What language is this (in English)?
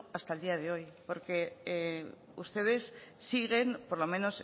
Spanish